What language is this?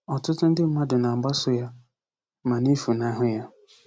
Igbo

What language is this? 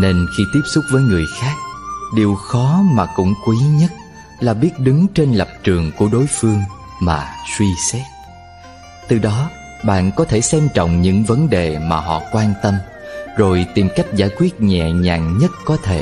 Vietnamese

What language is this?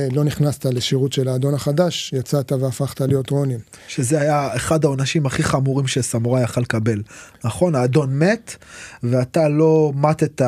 Hebrew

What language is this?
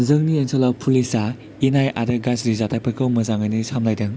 Bodo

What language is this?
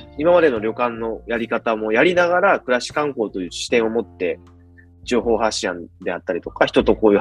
Japanese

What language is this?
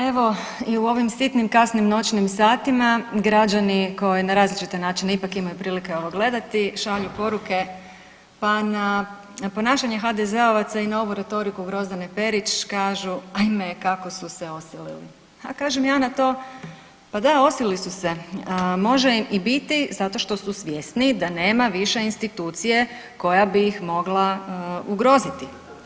Croatian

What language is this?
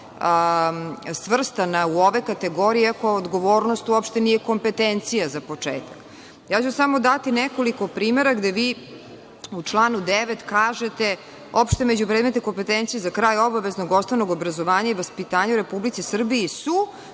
Serbian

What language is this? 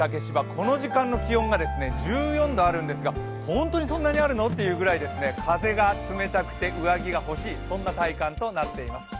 Japanese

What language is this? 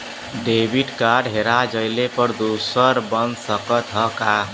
Bhojpuri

